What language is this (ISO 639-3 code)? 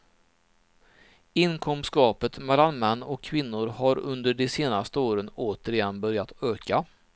swe